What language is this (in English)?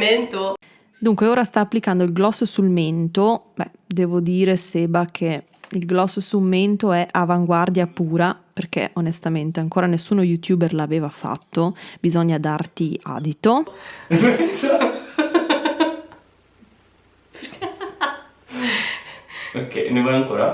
Italian